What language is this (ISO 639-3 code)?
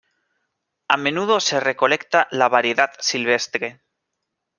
spa